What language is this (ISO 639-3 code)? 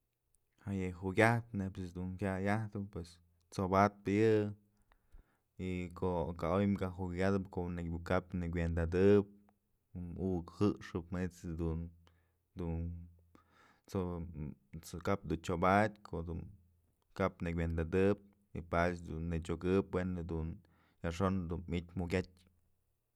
mzl